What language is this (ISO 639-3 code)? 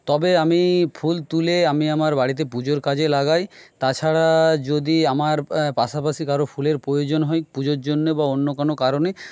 ben